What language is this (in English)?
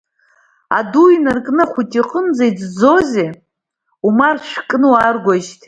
Abkhazian